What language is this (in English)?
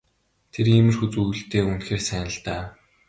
Mongolian